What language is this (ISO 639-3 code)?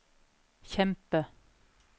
nor